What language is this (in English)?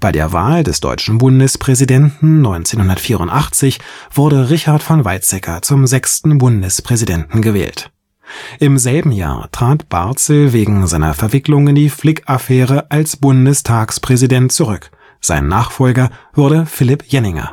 German